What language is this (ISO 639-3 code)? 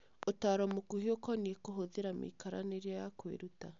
kik